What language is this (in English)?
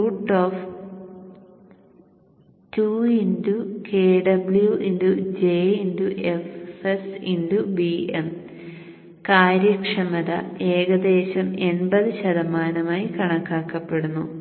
Malayalam